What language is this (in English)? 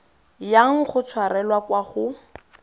Tswana